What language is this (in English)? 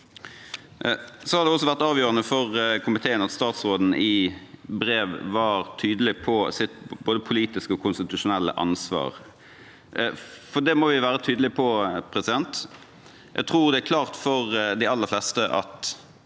Norwegian